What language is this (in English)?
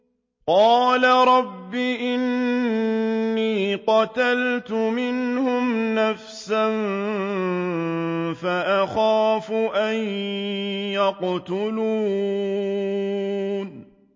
Arabic